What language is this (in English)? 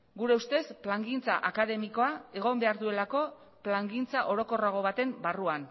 Basque